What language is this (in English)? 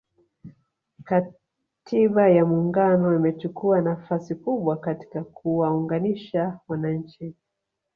Swahili